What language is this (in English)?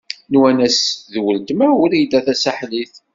Kabyle